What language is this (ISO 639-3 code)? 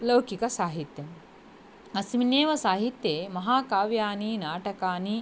san